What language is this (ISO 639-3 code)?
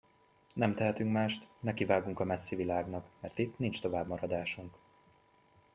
hun